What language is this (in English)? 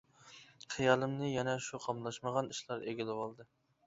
Uyghur